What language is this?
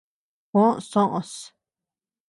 Tepeuxila Cuicatec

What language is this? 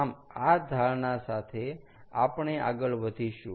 Gujarati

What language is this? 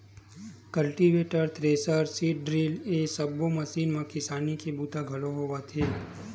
Chhattisgarhi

